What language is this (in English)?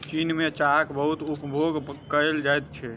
Maithili